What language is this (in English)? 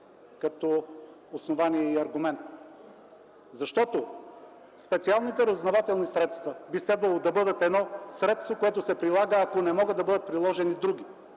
Bulgarian